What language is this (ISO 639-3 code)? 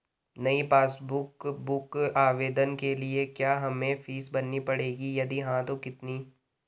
hin